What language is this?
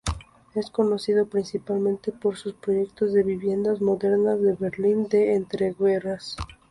Spanish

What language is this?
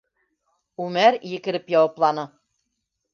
Bashkir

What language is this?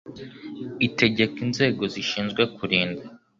Kinyarwanda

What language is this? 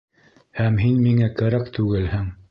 Bashkir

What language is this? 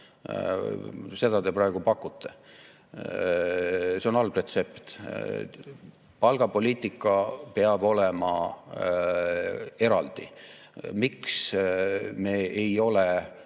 Estonian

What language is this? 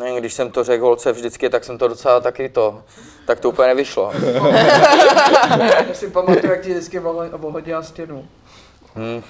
Czech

